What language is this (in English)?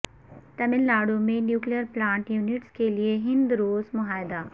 Urdu